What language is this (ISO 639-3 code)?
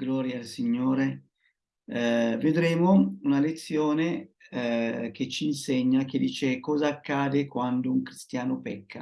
ita